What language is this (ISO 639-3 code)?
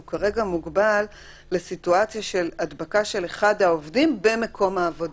heb